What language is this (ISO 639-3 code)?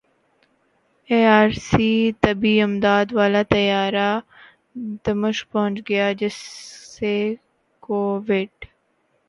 urd